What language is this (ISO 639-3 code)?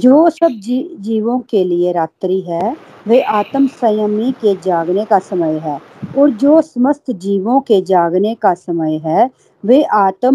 hin